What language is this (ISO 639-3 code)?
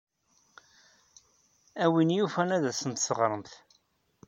kab